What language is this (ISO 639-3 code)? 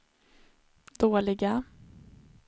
swe